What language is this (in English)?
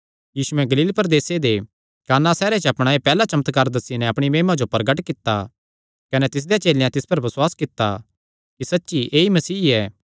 Kangri